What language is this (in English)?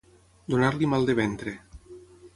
Catalan